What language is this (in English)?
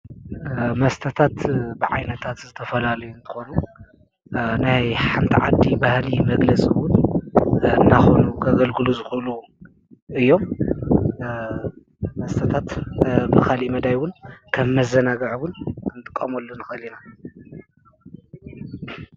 Tigrinya